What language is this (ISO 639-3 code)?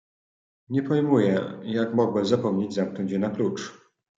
pol